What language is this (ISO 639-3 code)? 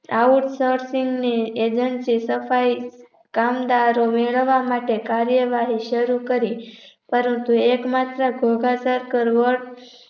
guj